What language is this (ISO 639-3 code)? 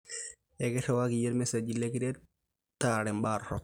mas